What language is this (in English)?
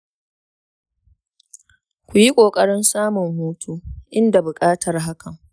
Hausa